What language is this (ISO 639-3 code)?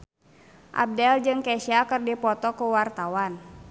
sun